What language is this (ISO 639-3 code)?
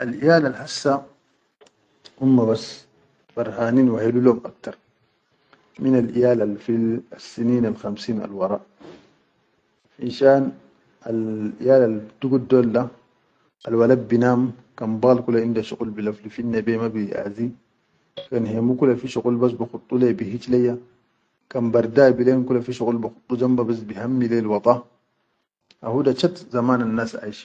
shu